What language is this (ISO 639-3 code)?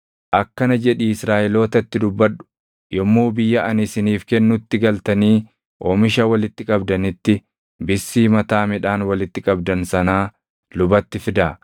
orm